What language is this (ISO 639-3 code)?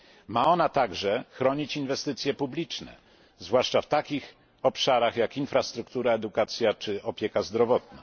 pol